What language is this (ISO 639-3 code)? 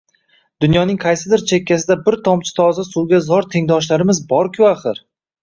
uzb